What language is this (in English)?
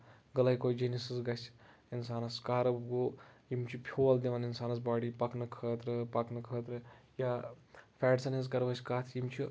Kashmiri